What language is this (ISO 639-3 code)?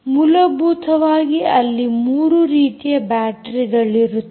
kan